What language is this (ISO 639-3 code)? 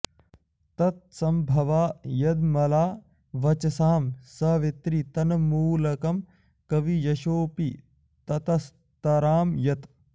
san